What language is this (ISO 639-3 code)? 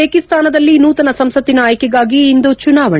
kan